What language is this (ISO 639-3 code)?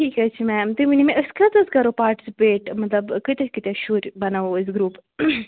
kas